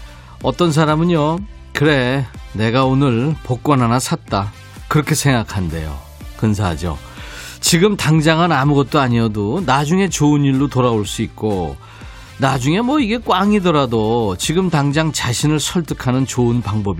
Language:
Korean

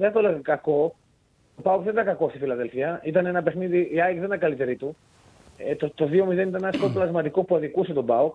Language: Greek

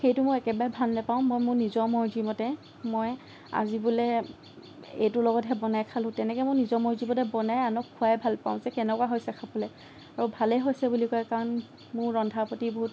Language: Assamese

